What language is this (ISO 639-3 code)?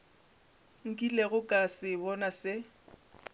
nso